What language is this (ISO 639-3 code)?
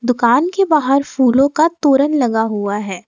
hin